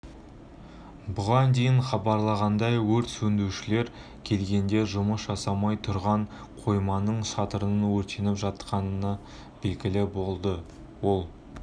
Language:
Kazakh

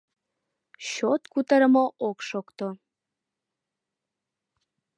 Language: Mari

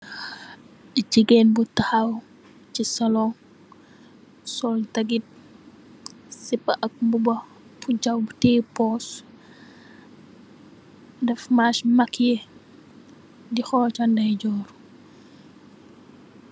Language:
Wolof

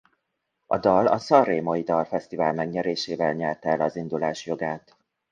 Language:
Hungarian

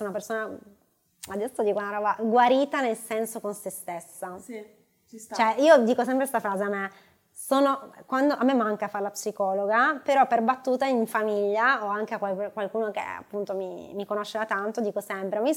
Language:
Italian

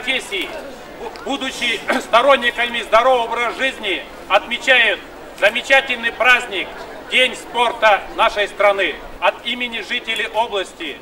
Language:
Russian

